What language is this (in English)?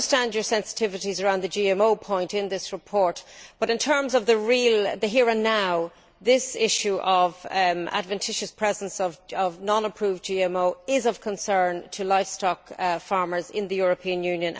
English